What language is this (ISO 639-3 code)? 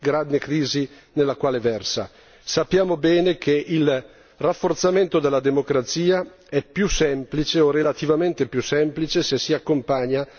ita